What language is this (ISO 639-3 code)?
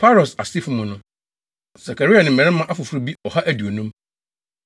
aka